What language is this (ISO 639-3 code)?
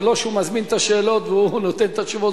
heb